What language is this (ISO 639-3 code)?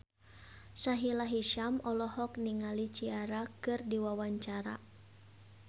sun